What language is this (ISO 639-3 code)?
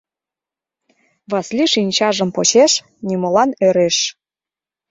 chm